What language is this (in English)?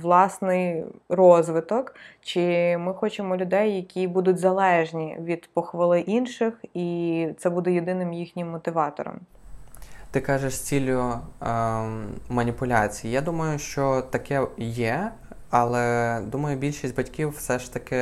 Ukrainian